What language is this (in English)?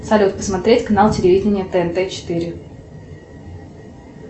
Russian